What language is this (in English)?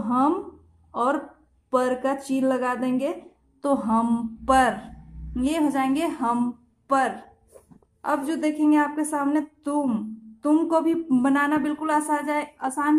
Hindi